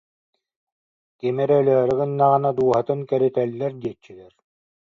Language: Yakut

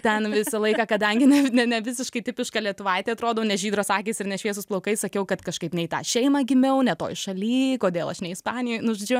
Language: Lithuanian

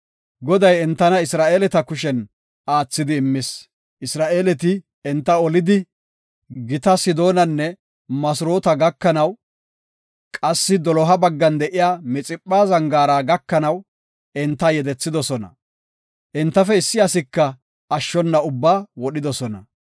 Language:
Gofa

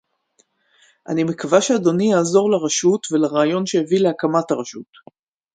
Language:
Hebrew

